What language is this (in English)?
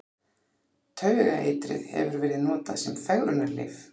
Icelandic